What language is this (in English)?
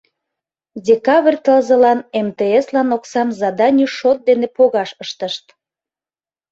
Mari